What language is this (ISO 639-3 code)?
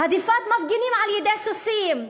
heb